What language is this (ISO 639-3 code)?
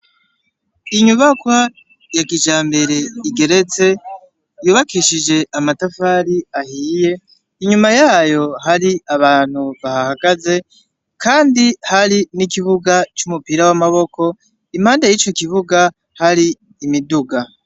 run